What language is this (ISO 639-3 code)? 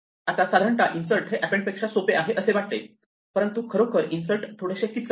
mar